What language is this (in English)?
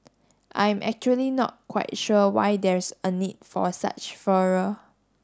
English